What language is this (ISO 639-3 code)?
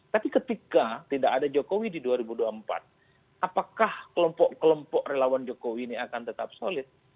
ind